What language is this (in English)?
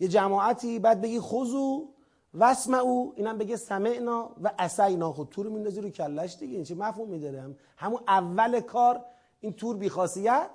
Persian